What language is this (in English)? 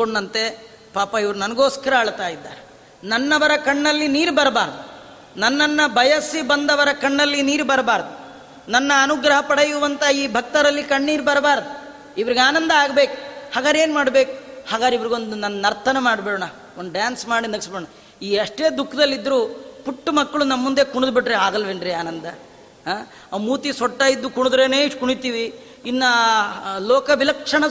Kannada